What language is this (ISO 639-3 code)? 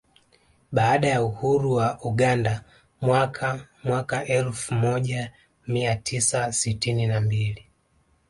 swa